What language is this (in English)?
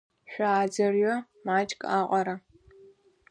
Abkhazian